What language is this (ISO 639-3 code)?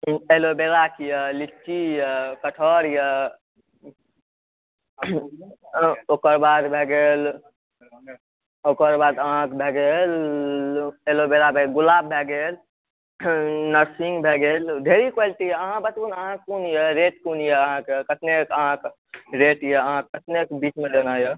mai